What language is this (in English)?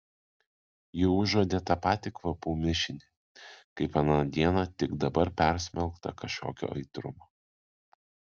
Lithuanian